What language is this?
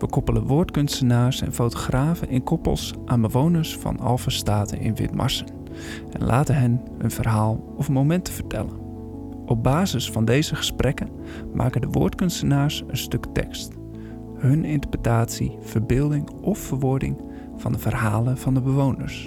Dutch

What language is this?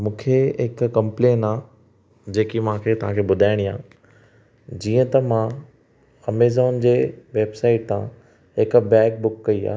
Sindhi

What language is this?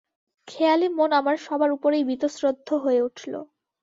Bangla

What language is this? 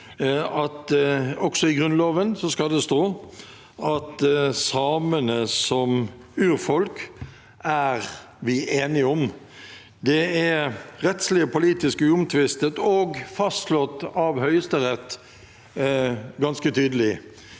Norwegian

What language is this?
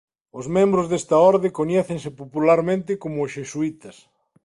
Galician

